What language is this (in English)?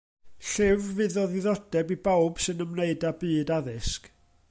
Welsh